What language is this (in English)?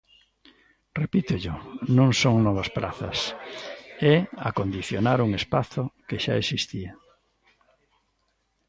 Galician